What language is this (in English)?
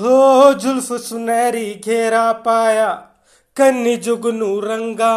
Hindi